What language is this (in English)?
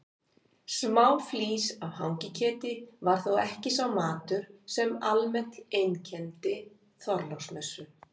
Icelandic